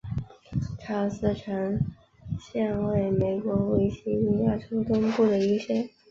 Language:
Chinese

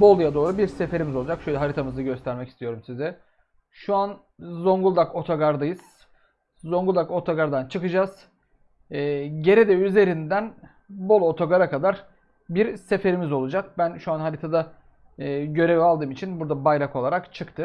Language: Turkish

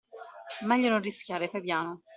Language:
Italian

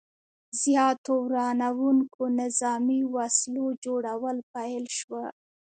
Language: Pashto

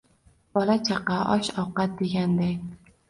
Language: Uzbek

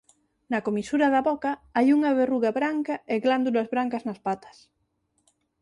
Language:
Galician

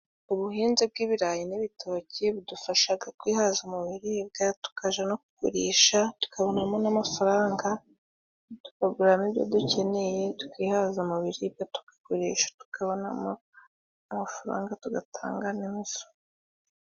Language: Kinyarwanda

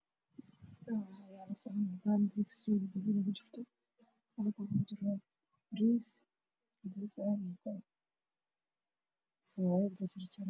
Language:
Somali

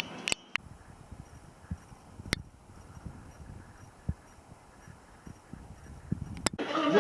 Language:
Japanese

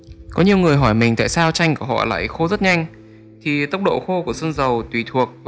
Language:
Vietnamese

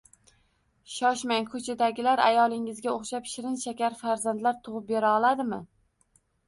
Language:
Uzbek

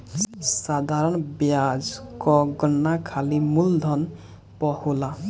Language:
Bhojpuri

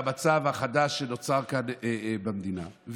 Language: Hebrew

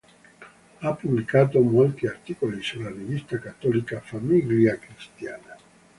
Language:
Italian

